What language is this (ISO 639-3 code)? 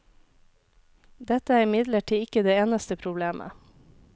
nor